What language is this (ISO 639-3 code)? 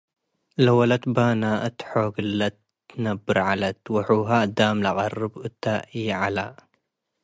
tig